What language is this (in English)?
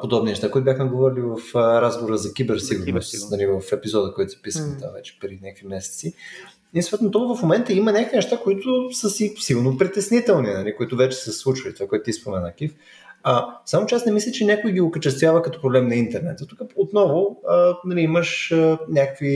Bulgarian